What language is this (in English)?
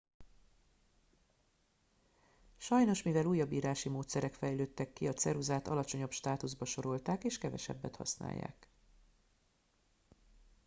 Hungarian